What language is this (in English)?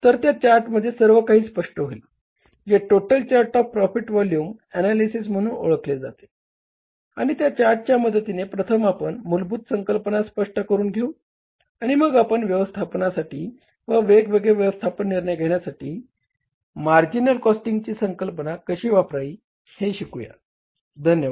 Marathi